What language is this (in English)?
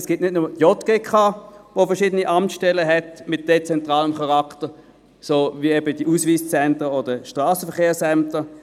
Swiss German